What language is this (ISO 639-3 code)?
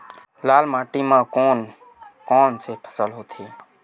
hne